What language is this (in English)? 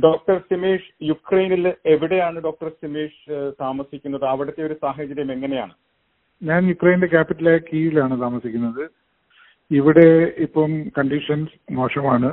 Malayalam